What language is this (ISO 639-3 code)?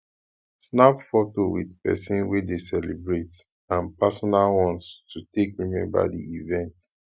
pcm